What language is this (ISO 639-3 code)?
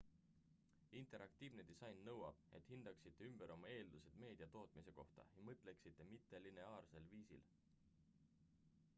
est